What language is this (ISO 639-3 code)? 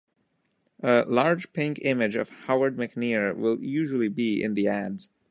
eng